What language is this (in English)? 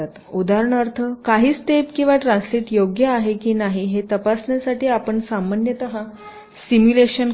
Marathi